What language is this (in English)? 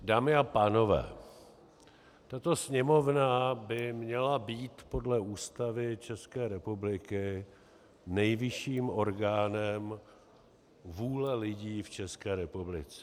Czech